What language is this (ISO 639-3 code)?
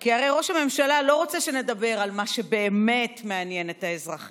heb